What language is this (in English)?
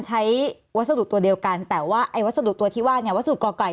Thai